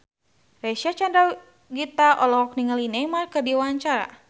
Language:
Sundanese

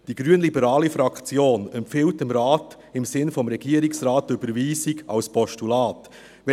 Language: Swiss German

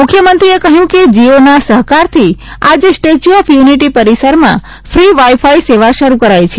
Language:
Gujarati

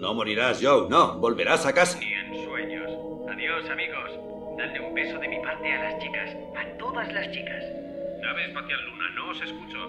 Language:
Spanish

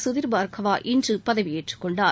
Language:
Tamil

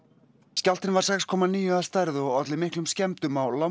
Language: Icelandic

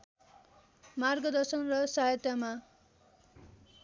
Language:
Nepali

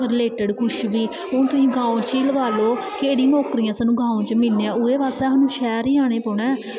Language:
Dogri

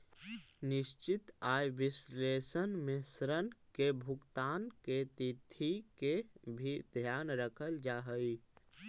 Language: Magahi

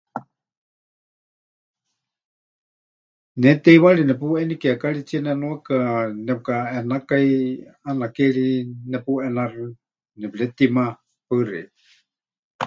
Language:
Huichol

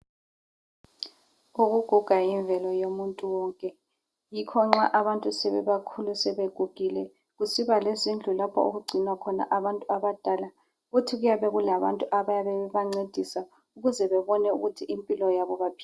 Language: North Ndebele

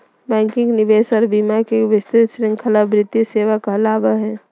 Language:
Magahi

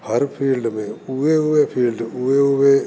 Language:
Sindhi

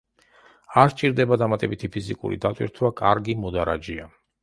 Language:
Georgian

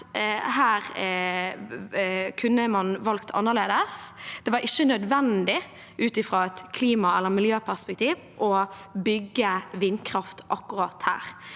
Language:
Norwegian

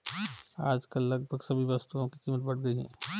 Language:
Hindi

